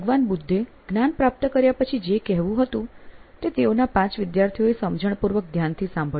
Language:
Gujarati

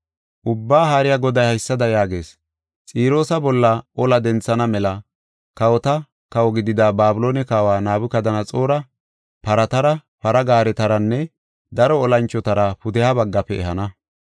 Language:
Gofa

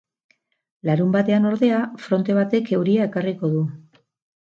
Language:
Basque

